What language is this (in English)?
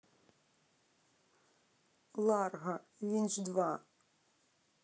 Russian